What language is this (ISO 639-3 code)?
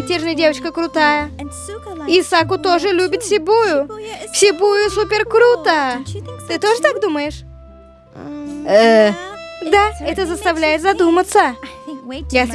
rus